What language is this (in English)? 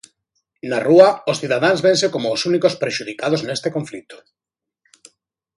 Galician